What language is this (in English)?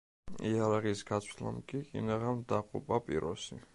Georgian